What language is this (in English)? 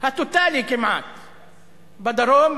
Hebrew